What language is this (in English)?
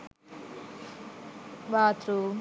Sinhala